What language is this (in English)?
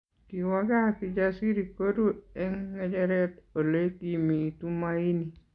Kalenjin